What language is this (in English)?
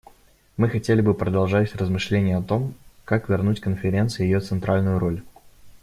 Russian